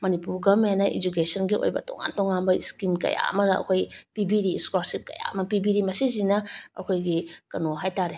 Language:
Manipuri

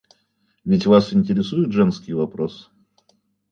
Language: Russian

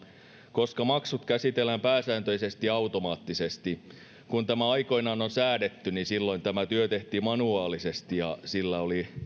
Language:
Finnish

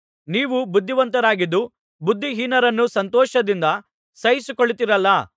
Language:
Kannada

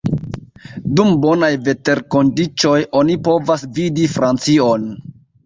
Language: Esperanto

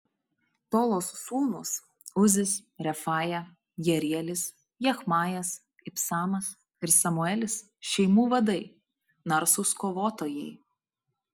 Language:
Lithuanian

